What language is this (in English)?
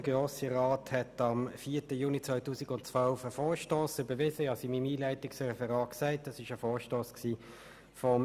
Swiss German